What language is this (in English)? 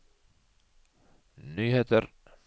Norwegian